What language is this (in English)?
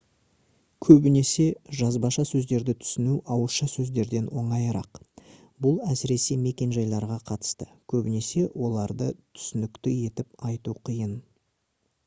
Kazakh